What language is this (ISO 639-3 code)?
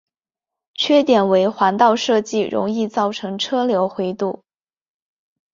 zho